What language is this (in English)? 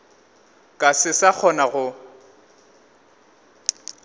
Northern Sotho